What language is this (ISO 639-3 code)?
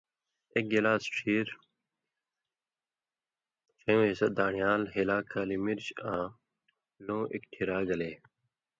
mvy